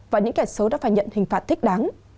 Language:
Vietnamese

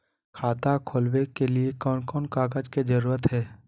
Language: Magahi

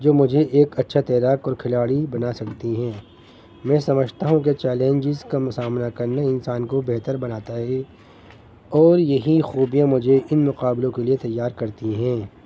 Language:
Urdu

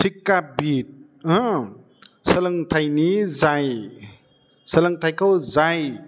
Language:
Bodo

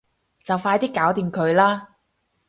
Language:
Cantonese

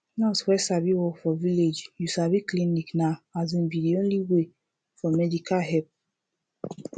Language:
Nigerian Pidgin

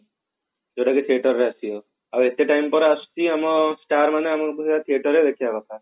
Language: Odia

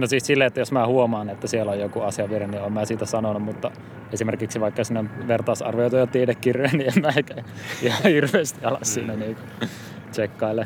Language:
Finnish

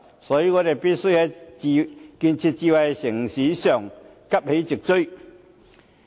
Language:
Cantonese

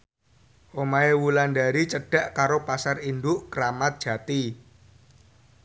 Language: Javanese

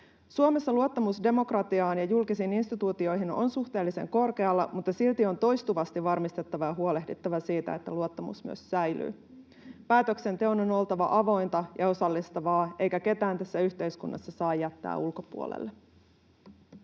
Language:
Finnish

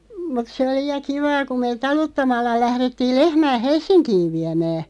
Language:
Finnish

